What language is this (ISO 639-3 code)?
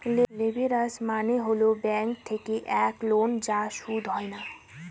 ben